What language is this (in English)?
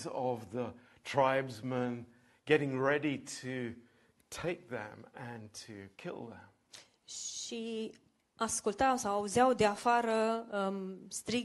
Romanian